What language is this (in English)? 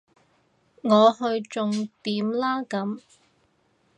Cantonese